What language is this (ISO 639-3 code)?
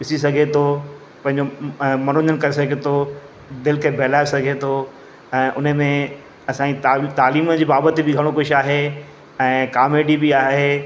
snd